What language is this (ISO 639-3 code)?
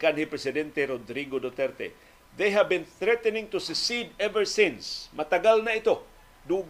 fil